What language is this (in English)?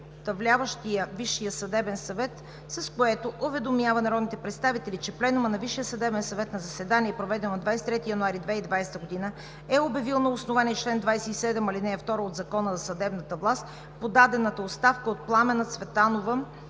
Bulgarian